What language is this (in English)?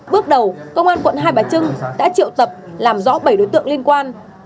Vietnamese